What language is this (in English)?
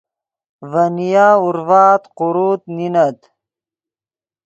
Yidgha